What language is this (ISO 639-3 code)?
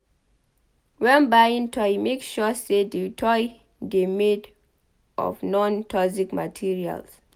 pcm